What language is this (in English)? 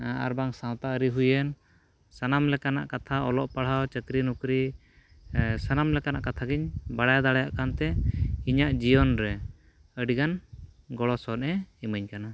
Santali